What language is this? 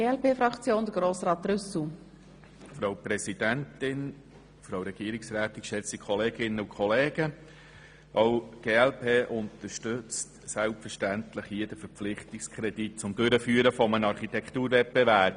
Swiss German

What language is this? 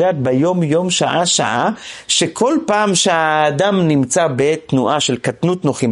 Hebrew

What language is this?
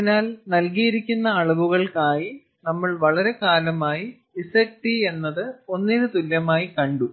Malayalam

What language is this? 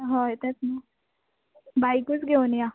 Konkani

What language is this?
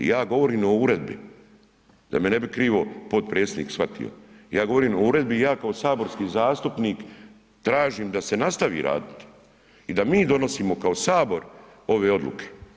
Croatian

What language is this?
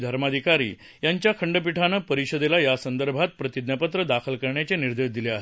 Marathi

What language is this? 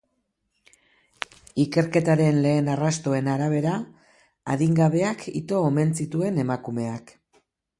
Basque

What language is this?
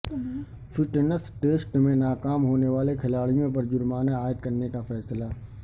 Urdu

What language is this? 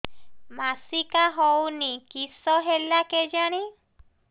Odia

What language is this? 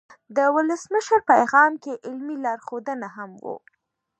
Pashto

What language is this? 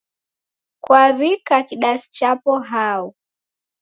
Taita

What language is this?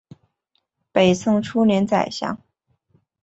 Chinese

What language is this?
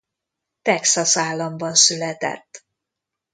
Hungarian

